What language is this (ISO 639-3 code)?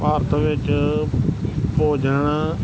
pan